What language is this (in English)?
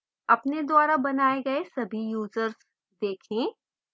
Hindi